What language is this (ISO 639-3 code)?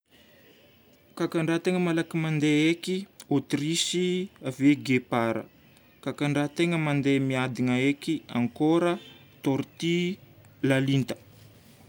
bmm